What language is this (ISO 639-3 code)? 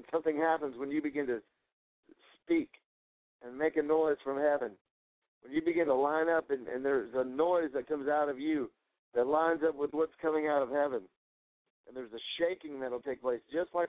eng